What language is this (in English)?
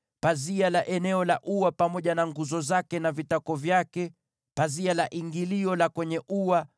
Swahili